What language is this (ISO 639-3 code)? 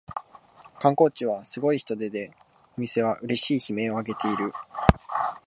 jpn